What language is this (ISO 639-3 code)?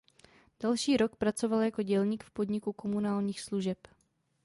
ces